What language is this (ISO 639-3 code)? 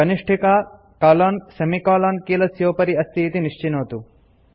san